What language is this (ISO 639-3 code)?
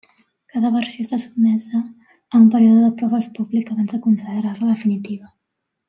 cat